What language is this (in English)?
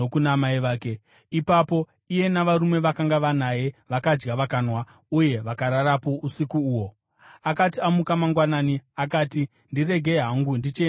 Shona